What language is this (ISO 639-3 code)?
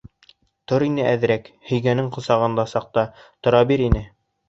bak